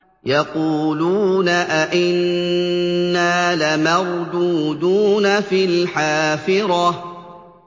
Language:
Arabic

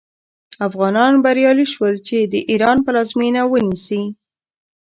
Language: Pashto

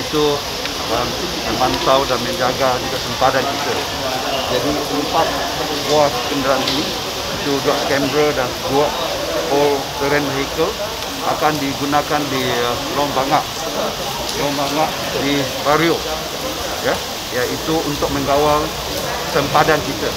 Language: Malay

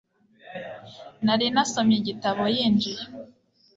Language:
Kinyarwanda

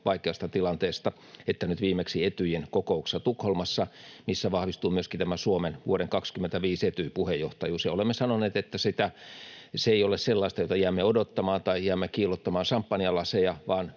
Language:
Finnish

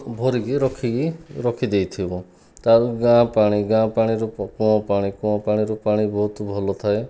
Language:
Odia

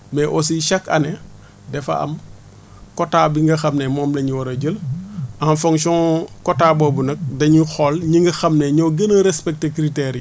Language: Wolof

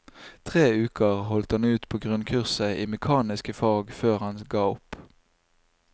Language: Norwegian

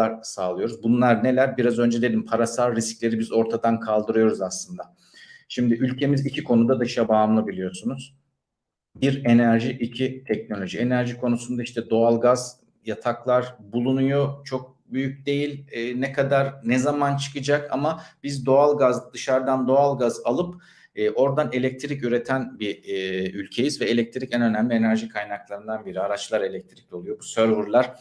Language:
Turkish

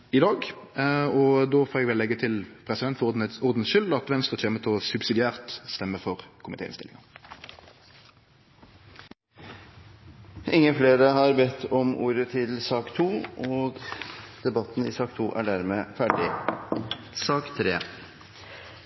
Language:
Norwegian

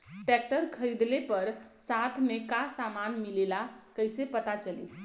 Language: Bhojpuri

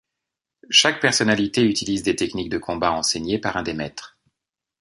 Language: French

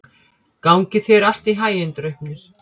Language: Icelandic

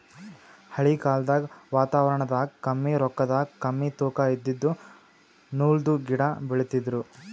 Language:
Kannada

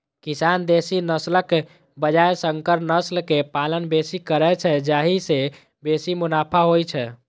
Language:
Maithili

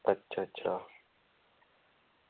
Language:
Dogri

